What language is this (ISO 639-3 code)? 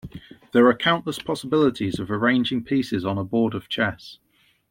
eng